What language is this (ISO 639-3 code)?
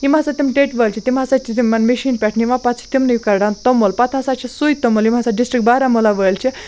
kas